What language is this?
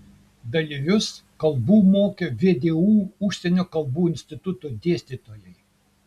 Lithuanian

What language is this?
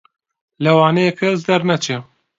Central Kurdish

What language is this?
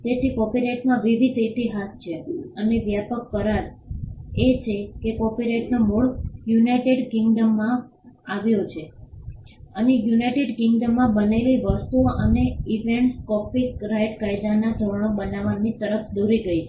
Gujarati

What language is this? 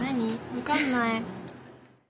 Japanese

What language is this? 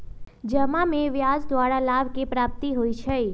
Magahi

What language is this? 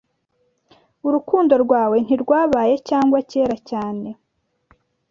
Kinyarwanda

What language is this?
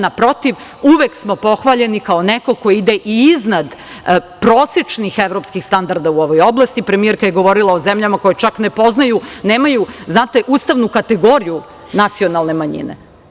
Serbian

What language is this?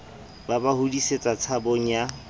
Southern Sotho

